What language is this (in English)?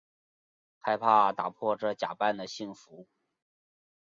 Chinese